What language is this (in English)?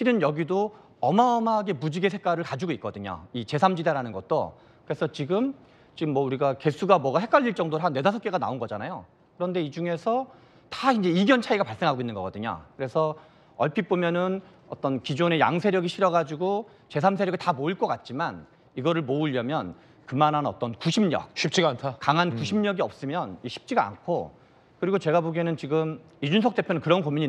Korean